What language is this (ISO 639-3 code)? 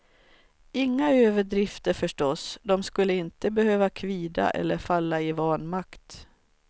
swe